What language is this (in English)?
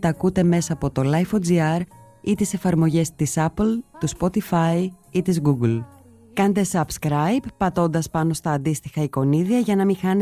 Greek